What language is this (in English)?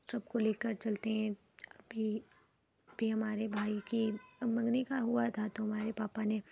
Urdu